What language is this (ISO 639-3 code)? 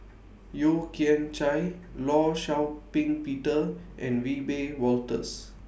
eng